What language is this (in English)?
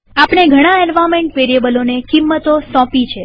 Gujarati